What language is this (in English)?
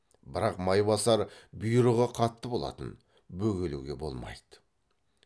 Kazakh